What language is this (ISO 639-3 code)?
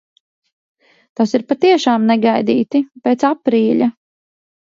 lav